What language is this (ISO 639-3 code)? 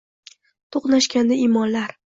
uzb